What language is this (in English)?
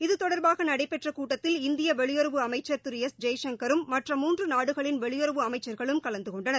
Tamil